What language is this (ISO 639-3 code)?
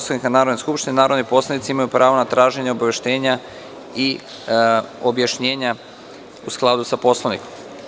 srp